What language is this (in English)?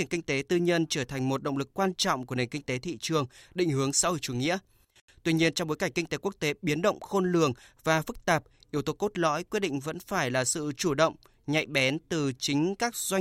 Vietnamese